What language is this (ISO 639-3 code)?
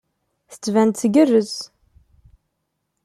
kab